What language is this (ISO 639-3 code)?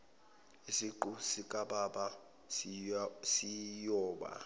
zul